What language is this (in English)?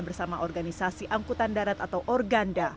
Indonesian